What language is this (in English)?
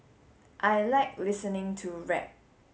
English